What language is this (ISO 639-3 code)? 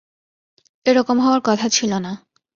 ben